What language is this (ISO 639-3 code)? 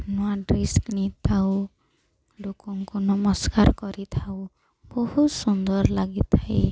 ori